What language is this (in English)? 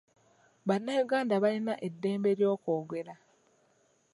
Ganda